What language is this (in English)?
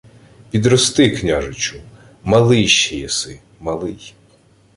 Ukrainian